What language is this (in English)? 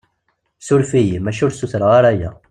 Kabyle